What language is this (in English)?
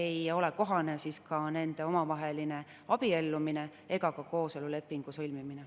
Estonian